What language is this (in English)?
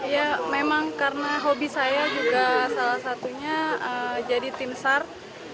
Indonesian